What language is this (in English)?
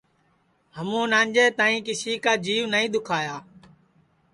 Sansi